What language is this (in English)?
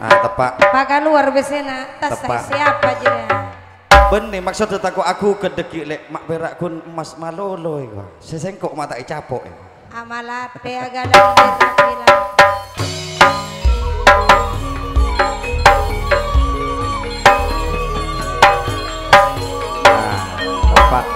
Indonesian